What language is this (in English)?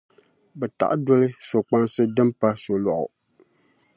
Dagbani